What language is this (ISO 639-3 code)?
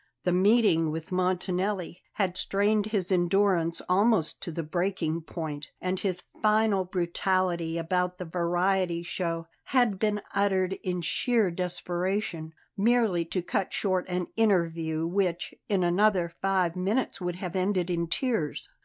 eng